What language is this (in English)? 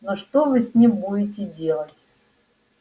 Russian